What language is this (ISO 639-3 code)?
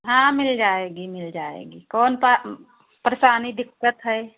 hin